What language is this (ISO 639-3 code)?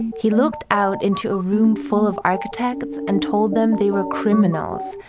eng